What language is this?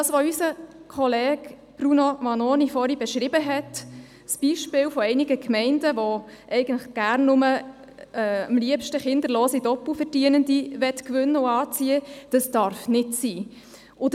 Swiss German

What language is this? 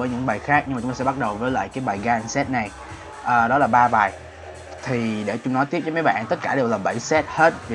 Vietnamese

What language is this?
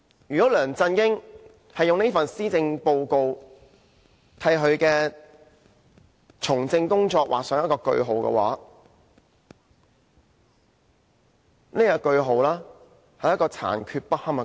Cantonese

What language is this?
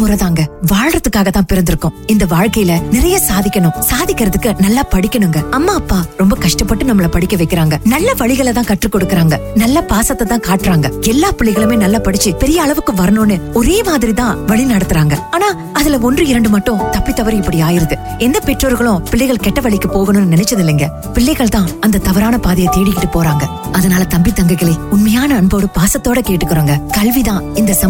Tamil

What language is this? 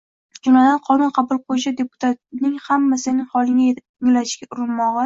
Uzbek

